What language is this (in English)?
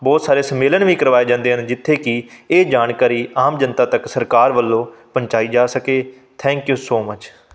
Punjabi